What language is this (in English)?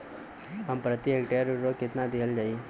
Bhojpuri